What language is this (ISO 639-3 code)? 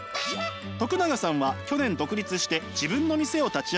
jpn